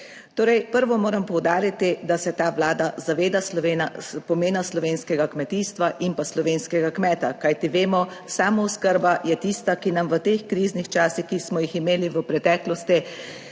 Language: Slovenian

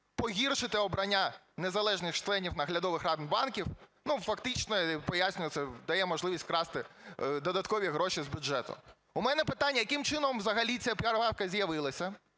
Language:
Ukrainian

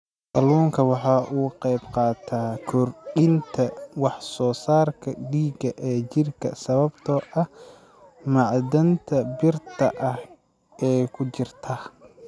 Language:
Somali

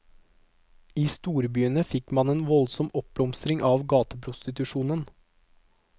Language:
Norwegian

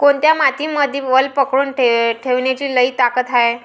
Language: Marathi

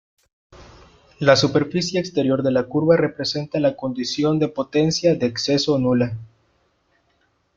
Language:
Spanish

